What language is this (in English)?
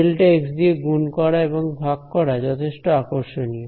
Bangla